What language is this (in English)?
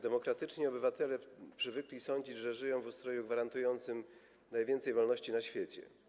Polish